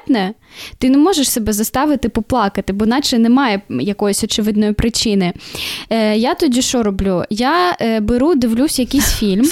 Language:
Ukrainian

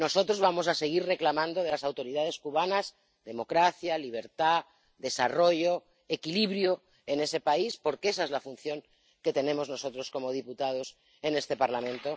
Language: Spanish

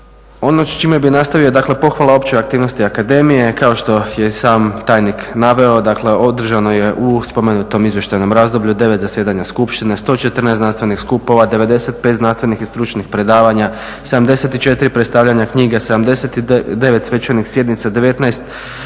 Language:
Croatian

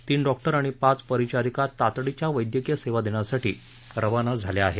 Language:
Marathi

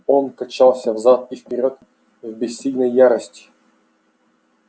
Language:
Russian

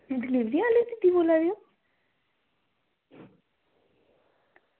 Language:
Dogri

